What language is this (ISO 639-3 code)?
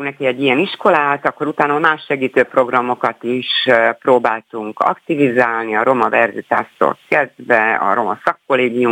hun